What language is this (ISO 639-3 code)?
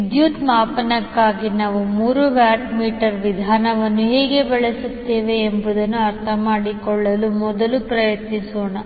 kan